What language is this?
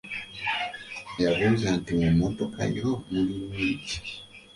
Ganda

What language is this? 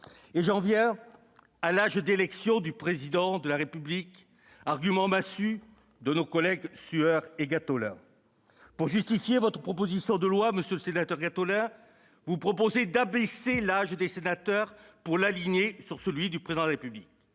French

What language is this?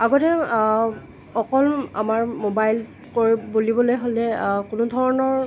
Assamese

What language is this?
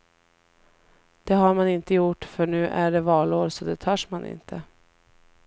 Swedish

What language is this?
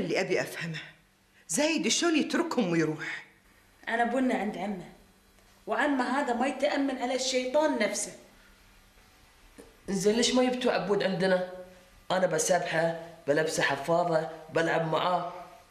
Arabic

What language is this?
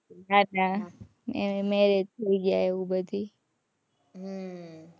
Gujarati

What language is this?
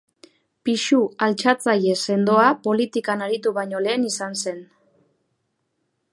Basque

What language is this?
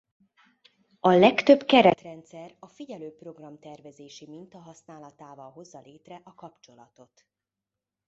Hungarian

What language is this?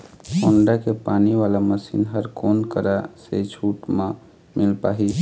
Chhattisgarhi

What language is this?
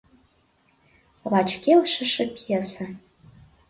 Mari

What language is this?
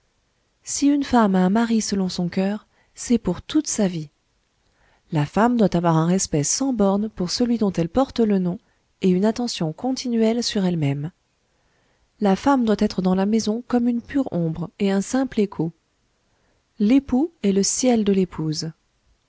French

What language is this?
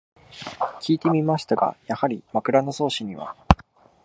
Japanese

